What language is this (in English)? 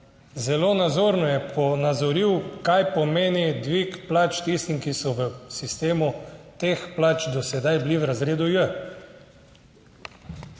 Slovenian